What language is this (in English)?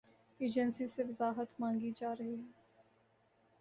Urdu